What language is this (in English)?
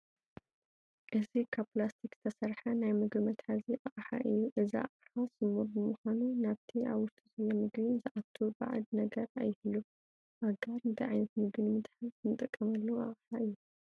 Tigrinya